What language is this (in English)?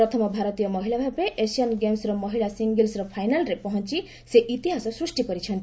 Odia